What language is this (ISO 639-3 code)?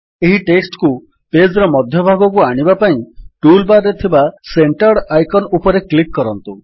ori